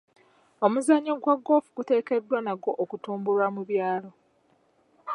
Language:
Ganda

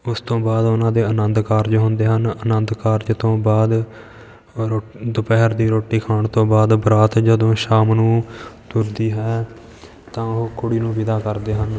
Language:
Punjabi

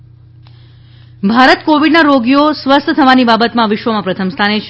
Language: Gujarati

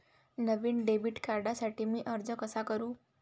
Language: Marathi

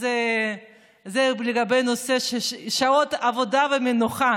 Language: Hebrew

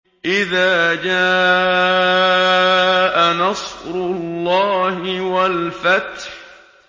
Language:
Arabic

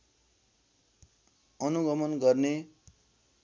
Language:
Nepali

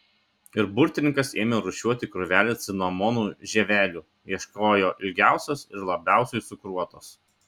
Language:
Lithuanian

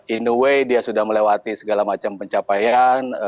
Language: Indonesian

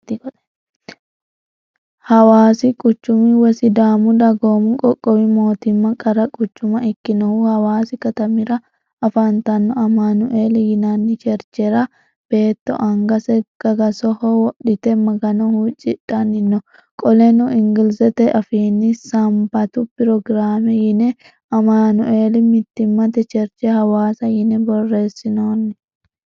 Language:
Sidamo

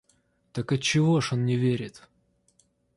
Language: Russian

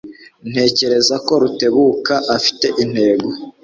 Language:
Kinyarwanda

